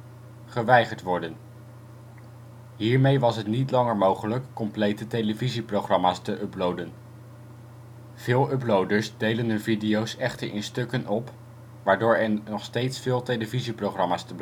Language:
Dutch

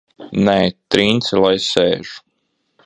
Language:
Latvian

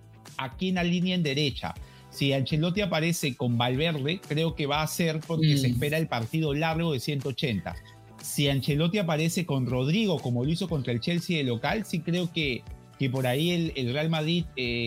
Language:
Spanish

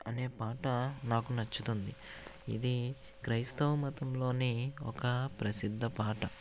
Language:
Telugu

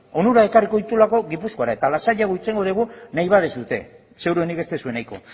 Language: Basque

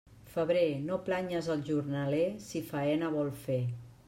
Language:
Catalan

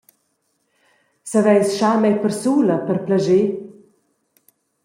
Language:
Romansh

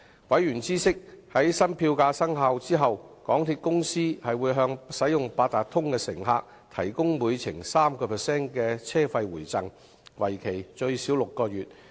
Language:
Cantonese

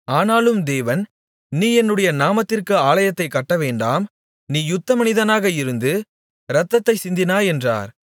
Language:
Tamil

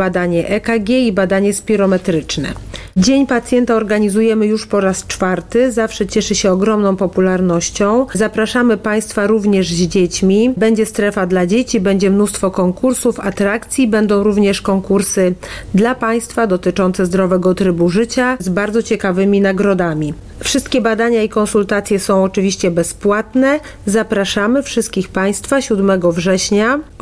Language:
Polish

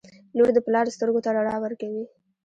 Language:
Pashto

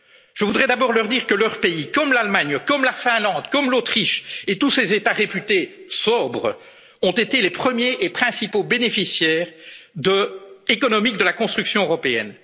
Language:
French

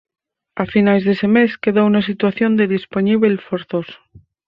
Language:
Galician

